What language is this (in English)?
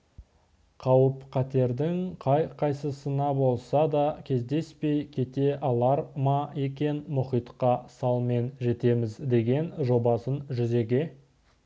Kazakh